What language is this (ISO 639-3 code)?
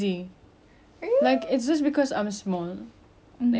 eng